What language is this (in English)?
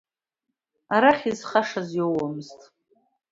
Abkhazian